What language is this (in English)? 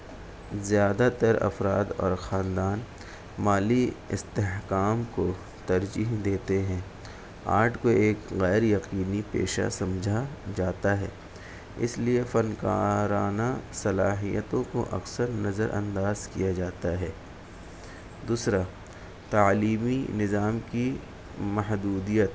Urdu